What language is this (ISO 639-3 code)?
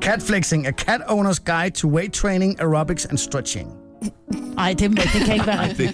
dan